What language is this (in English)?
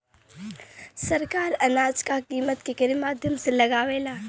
Bhojpuri